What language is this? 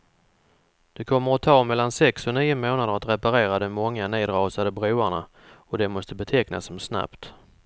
Swedish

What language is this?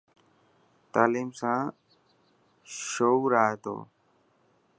Dhatki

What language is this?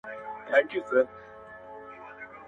Pashto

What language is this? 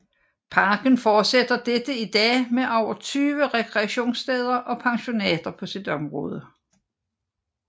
Danish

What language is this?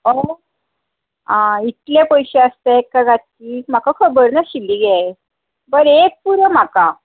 Konkani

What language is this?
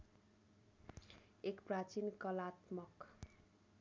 Nepali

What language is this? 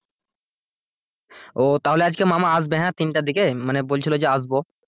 Bangla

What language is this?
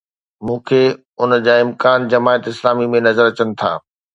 Sindhi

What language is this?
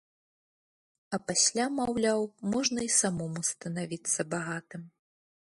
Belarusian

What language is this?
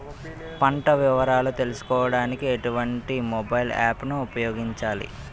Telugu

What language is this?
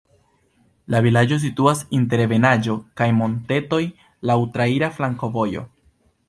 Esperanto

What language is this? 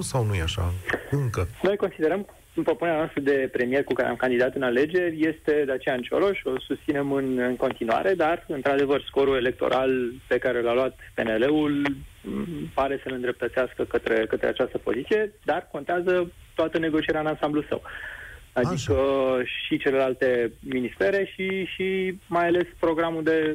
Romanian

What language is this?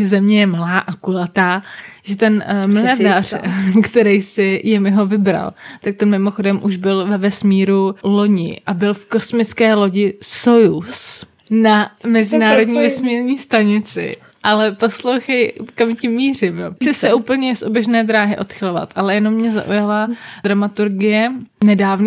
Czech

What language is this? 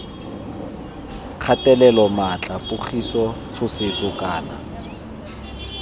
Tswana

